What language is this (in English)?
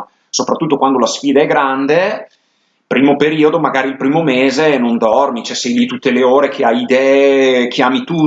Italian